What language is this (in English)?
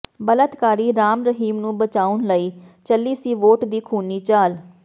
Punjabi